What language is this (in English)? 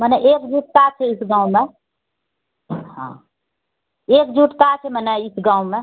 Maithili